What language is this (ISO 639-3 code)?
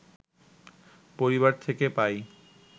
ben